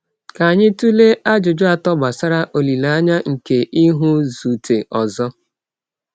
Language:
Igbo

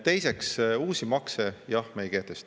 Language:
Estonian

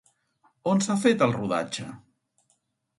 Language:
Catalan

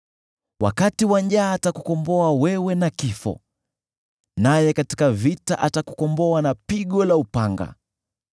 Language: Swahili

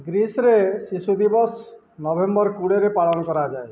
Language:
Odia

